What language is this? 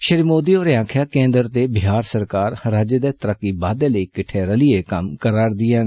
Dogri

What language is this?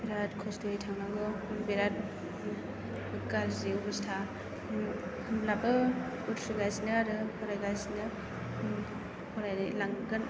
Bodo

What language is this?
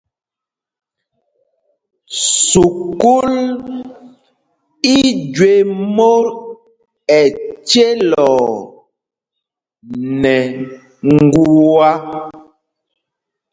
Mpumpong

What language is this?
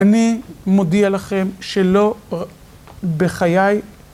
Hebrew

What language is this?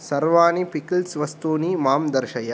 Sanskrit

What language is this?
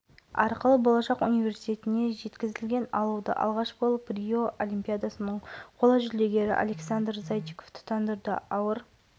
Kazakh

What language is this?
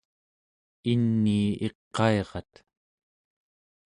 Central Yupik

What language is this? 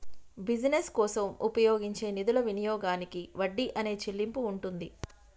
Telugu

